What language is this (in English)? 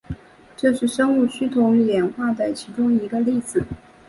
Chinese